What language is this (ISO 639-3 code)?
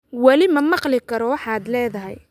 som